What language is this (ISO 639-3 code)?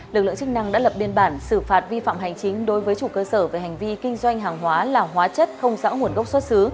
vie